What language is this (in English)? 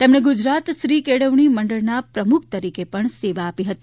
Gujarati